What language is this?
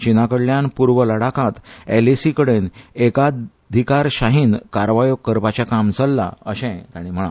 Konkani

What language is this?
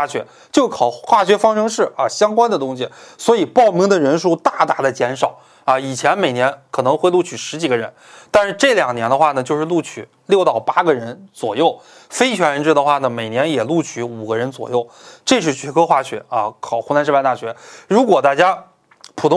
Chinese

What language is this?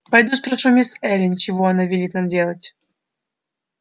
Russian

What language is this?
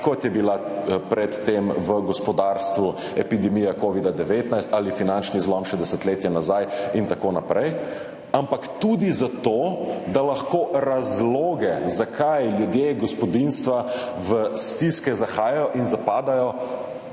Slovenian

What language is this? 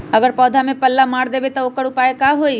Magahi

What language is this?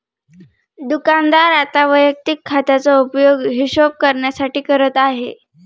Marathi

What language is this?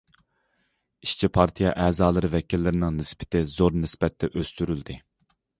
Uyghur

